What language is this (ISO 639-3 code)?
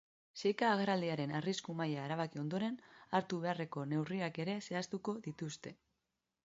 eus